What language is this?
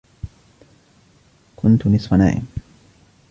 Arabic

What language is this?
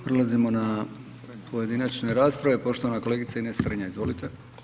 Croatian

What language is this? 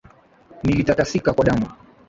Swahili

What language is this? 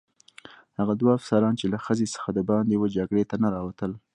Pashto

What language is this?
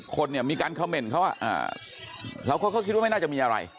Thai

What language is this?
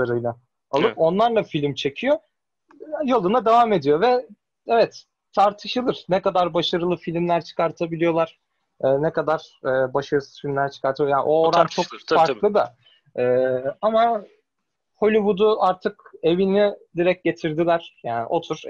Turkish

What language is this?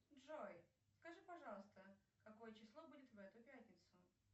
Russian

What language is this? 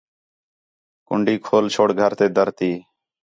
Khetrani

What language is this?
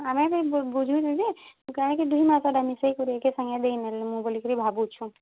Odia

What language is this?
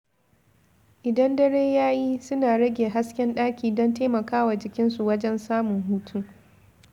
Hausa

